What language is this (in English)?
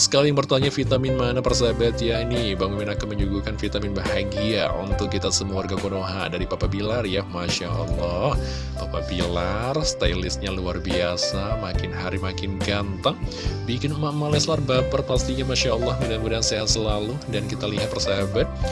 Indonesian